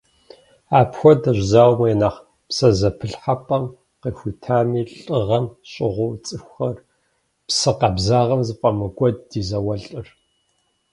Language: Kabardian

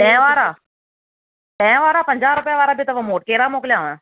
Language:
Sindhi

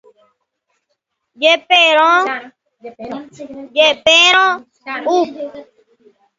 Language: Guarani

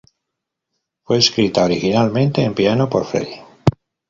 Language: Spanish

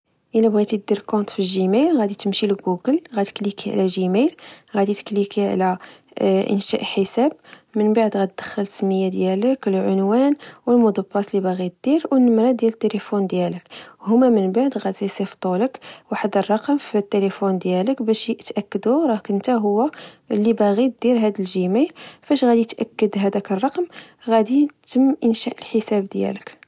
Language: Moroccan Arabic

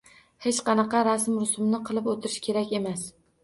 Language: Uzbek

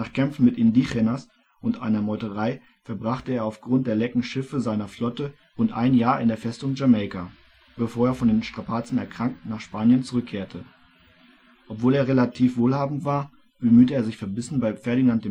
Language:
German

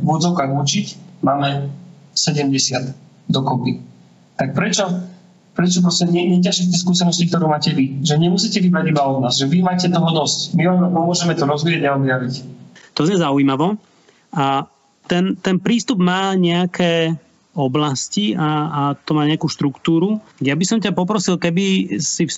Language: Slovak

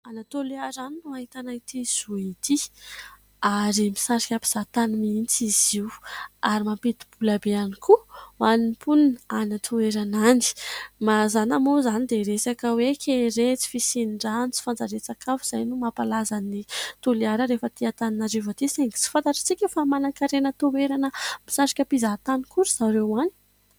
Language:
Malagasy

